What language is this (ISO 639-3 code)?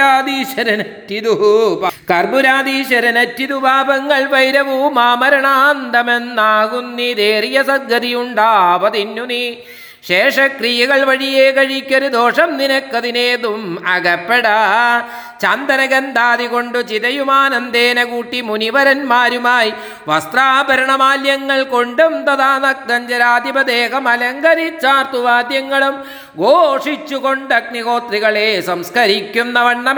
mal